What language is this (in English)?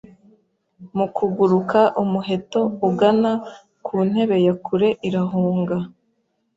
Kinyarwanda